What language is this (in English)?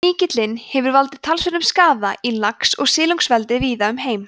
Icelandic